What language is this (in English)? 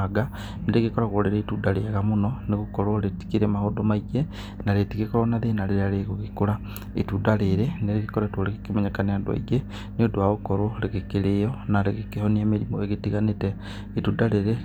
Kikuyu